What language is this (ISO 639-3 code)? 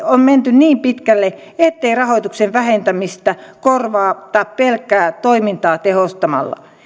fin